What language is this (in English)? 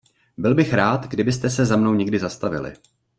Czech